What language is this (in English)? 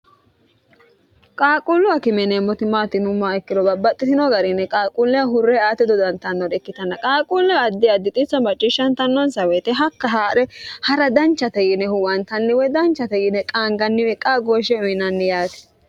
Sidamo